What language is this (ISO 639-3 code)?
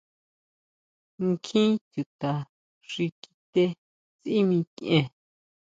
mau